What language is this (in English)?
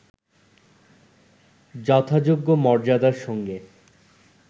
Bangla